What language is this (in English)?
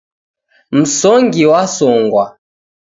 Taita